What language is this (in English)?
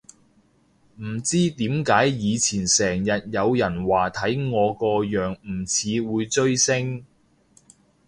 Cantonese